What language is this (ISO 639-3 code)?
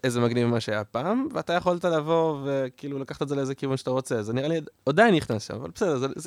heb